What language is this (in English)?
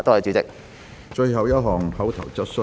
Cantonese